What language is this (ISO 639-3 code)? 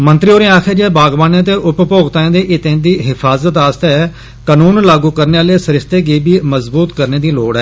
doi